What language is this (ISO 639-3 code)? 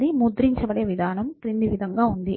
tel